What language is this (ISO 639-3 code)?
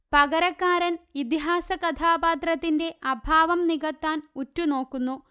mal